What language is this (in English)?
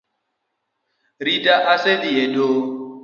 Luo (Kenya and Tanzania)